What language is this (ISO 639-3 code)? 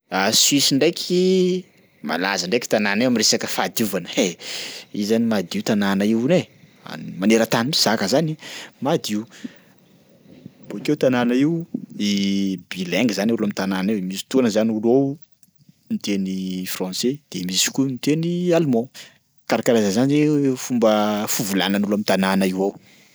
skg